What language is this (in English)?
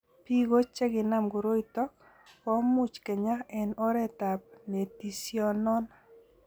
Kalenjin